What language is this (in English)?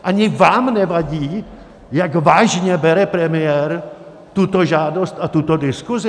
Czech